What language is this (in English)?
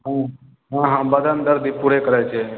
Maithili